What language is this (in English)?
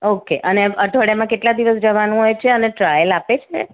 Gujarati